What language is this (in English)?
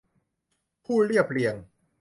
Thai